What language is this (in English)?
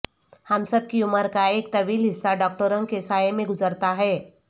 Urdu